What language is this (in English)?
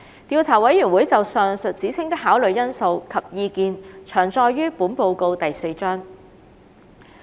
Cantonese